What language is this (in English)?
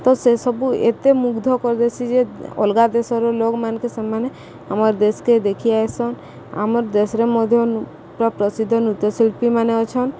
Odia